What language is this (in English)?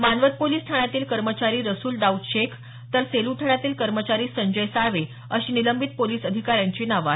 Marathi